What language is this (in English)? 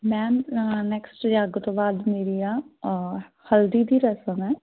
Punjabi